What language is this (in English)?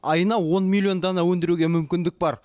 Kazakh